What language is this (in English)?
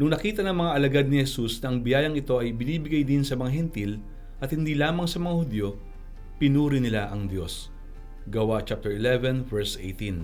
Filipino